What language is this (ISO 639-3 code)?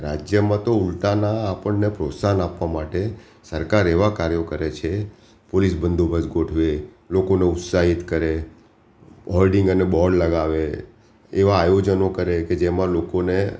guj